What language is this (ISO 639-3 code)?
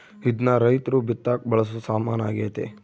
kan